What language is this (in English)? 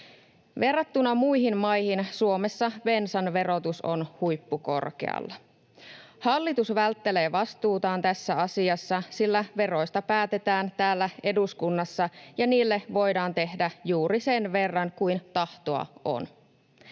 Finnish